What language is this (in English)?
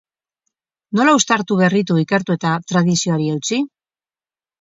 Basque